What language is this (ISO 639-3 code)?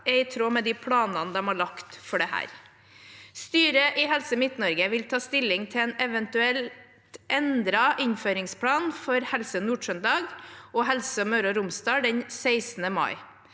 nor